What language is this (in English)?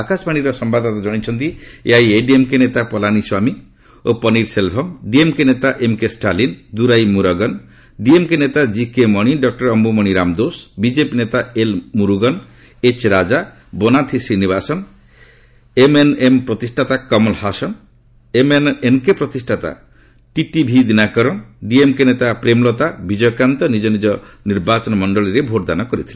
Odia